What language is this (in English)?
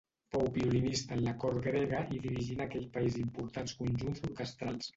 Catalan